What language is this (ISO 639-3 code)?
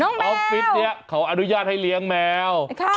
tha